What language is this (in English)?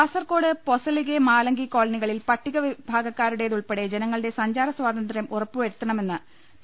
Malayalam